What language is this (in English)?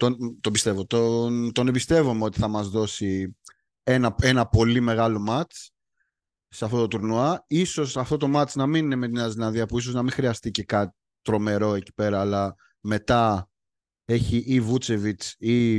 Greek